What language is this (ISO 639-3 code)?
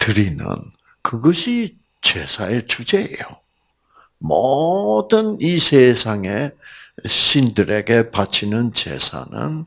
kor